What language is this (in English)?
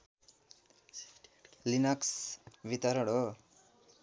Nepali